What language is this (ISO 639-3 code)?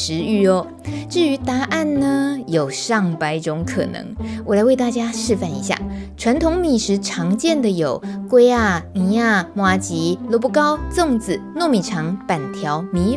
zho